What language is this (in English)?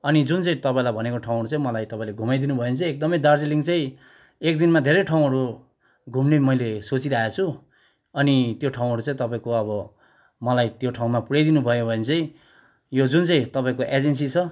Nepali